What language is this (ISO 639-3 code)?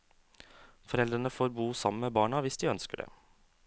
nor